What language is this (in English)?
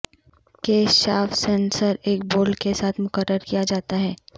Urdu